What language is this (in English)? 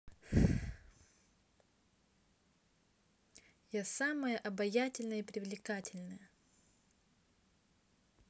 Russian